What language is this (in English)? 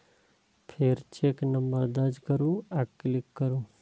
Maithili